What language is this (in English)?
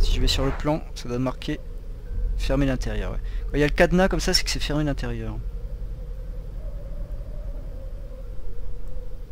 French